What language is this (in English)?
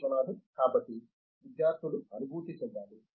Telugu